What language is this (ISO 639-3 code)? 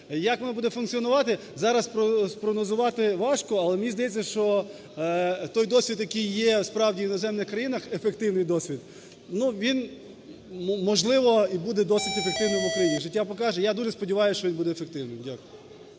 ukr